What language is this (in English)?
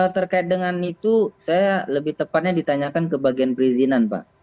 Indonesian